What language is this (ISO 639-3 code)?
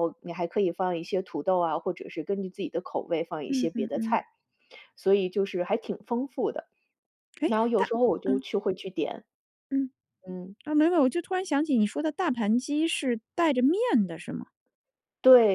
zho